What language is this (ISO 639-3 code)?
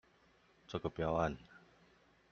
zho